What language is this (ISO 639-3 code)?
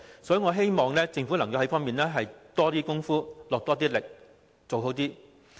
yue